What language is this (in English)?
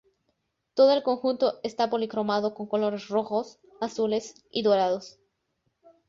Spanish